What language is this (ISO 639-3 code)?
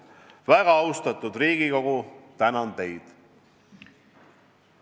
est